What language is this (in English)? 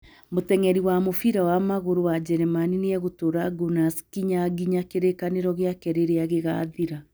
Kikuyu